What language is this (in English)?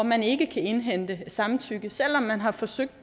Danish